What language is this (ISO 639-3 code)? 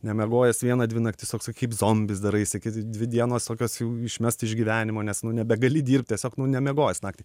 lit